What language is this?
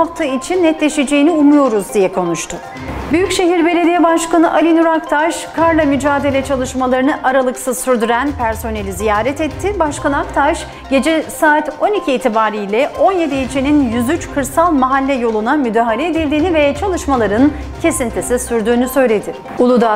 Turkish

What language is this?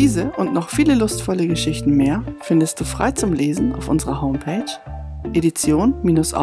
German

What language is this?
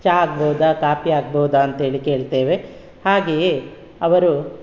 Kannada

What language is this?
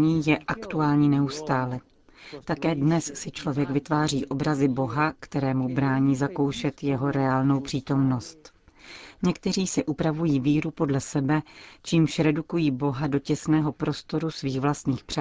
Czech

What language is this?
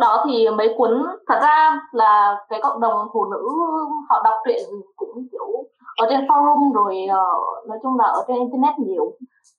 Vietnamese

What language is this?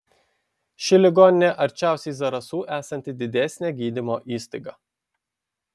Lithuanian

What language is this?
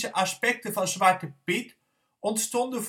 Dutch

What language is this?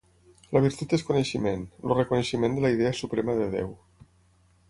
Catalan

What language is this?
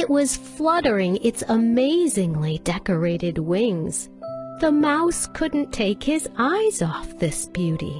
English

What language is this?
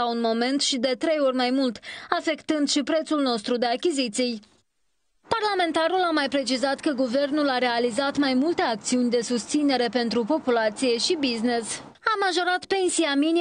Romanian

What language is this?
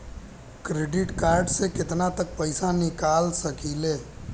Bhojpuri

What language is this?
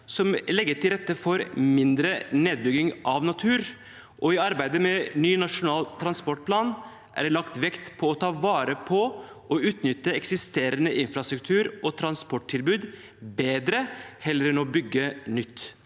Norwegian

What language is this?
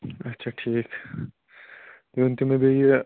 Kashmiri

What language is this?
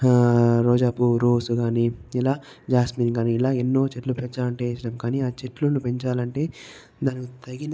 Telugu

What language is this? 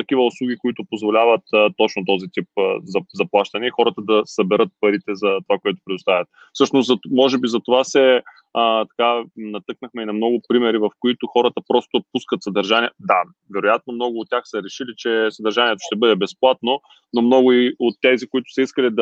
Bulgarian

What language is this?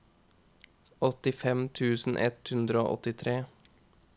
Norwegian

